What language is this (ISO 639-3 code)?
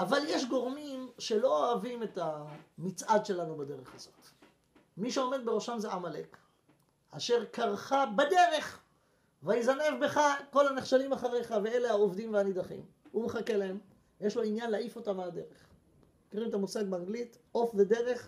heb